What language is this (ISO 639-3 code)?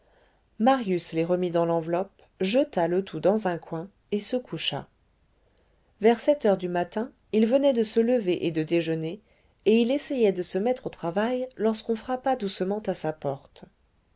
fra